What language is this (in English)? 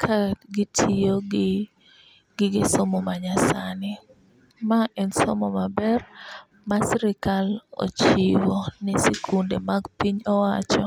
Luo (Kenya and Tanzania)